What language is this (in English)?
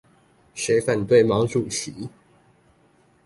Chinese